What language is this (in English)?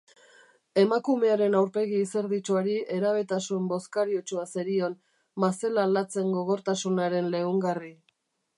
Basque